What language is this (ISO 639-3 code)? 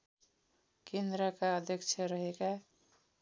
nep